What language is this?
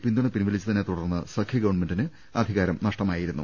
Malayalam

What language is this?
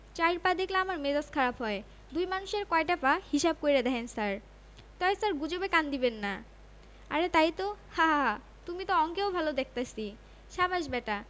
Bangla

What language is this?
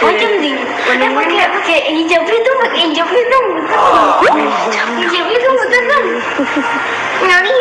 Indonesian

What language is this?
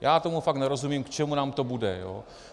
Czech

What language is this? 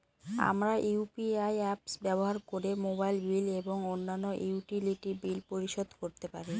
Bangla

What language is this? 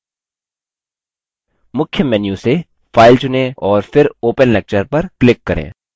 Hindi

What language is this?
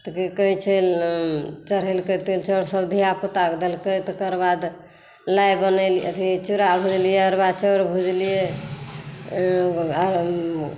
Maithili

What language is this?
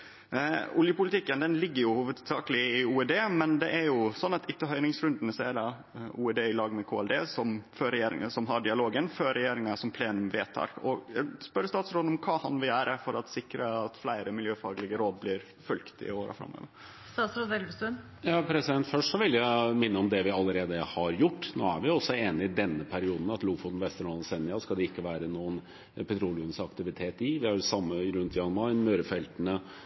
Norwegian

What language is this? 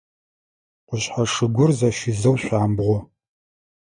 Adyghe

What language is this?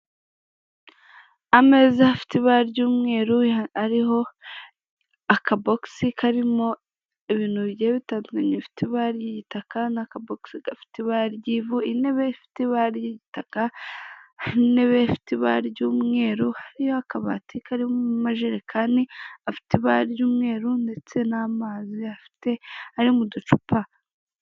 Kinyarwanda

